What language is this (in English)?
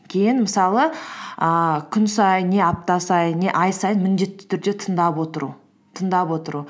Kazakh